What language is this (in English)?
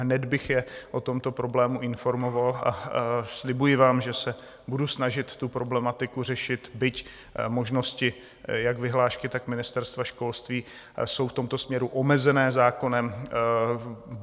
Czech